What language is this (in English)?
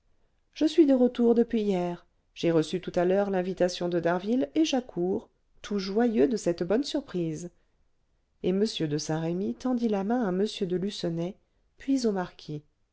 French